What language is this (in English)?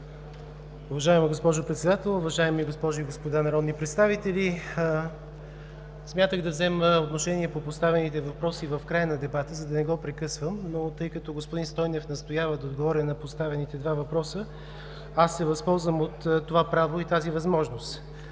Bulgarian